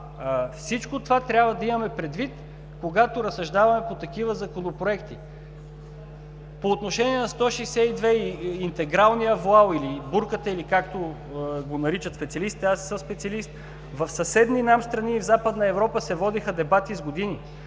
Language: Bulgarian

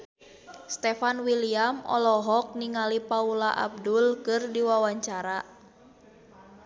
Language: Sundanese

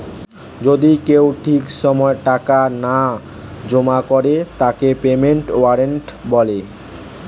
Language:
Bangla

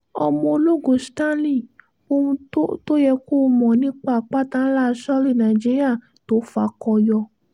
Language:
Yoruba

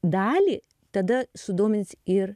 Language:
Lithuanian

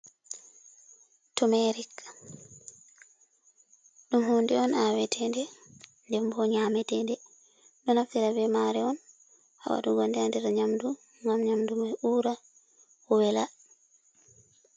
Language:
Fula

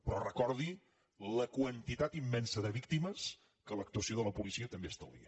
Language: Catalan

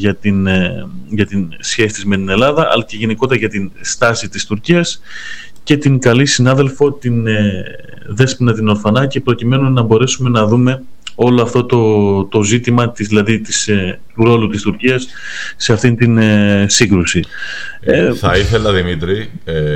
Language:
Greek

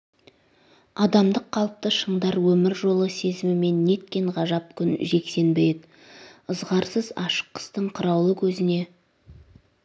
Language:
Kazakh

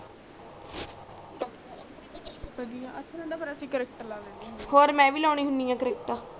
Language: Punjabi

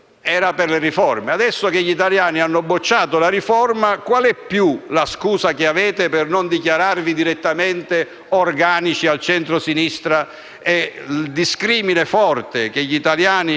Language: Italian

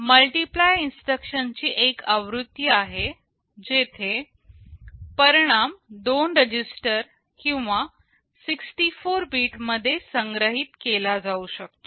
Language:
Marathi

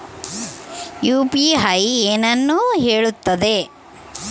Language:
Kannada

